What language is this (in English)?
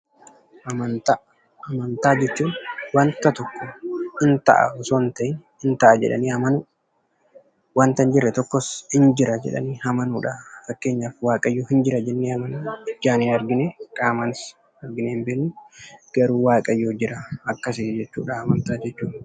Oromo